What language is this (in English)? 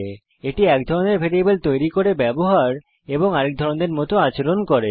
Bangla